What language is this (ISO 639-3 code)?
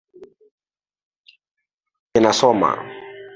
swa